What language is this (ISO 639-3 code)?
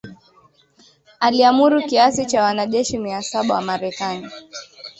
swa